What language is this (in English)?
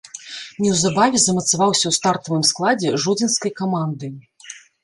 Belarusian